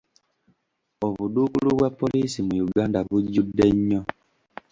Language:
Ganda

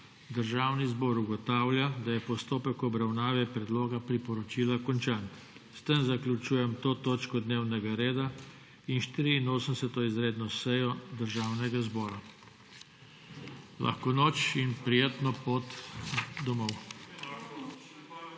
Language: Slovenian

